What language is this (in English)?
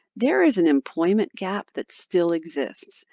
English